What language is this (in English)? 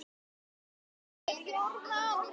Icelandic